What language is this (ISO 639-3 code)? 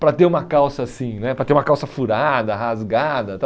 por